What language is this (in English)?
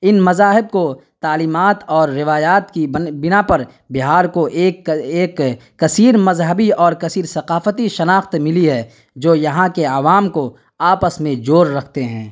Urdu